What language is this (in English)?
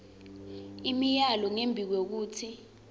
Swati